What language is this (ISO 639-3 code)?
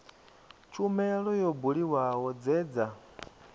ven